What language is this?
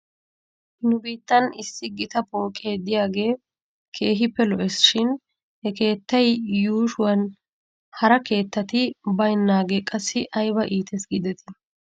Wolaytta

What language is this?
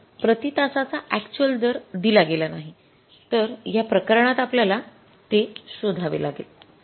Marathi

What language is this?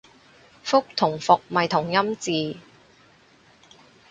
Cantonese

